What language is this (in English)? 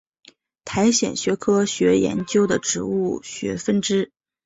Chinese